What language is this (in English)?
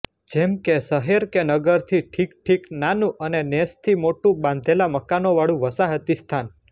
Gujarati